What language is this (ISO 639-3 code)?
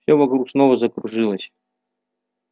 rus